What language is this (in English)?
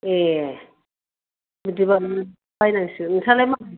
Bodo